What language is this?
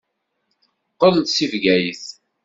Kabyle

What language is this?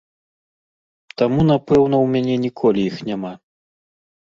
Belarusian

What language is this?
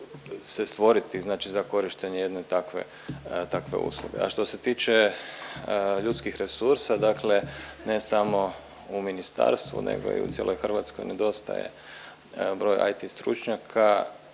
Croatian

